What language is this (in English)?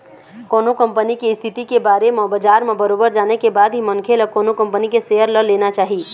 Chhattisgarhi